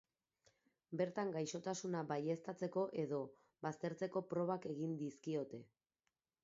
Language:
Basque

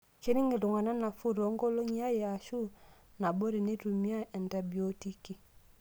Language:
Masai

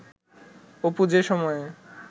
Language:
Bangla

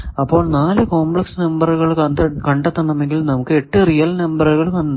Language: Malayalam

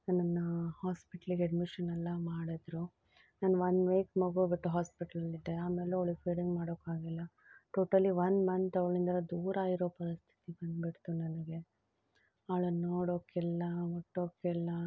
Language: Kannada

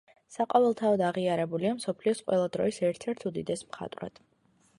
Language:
Georgian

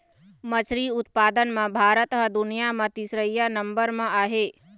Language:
Chhattisgarhi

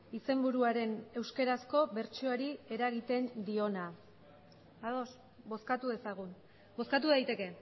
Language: Basque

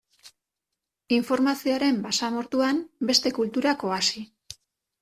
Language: Basque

